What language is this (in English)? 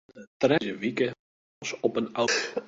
Western Frisian